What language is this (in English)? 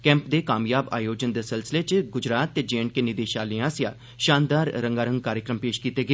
Dogri